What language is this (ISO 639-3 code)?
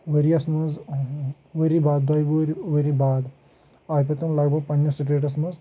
kas